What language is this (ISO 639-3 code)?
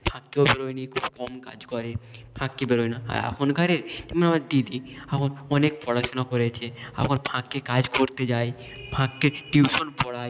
ben